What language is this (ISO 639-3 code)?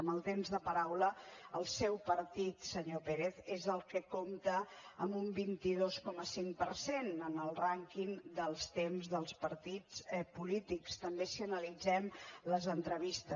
cat